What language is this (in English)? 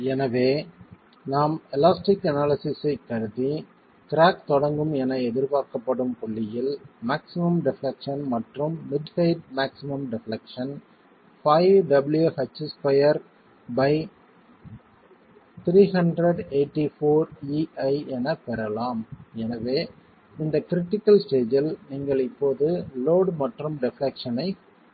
Tamil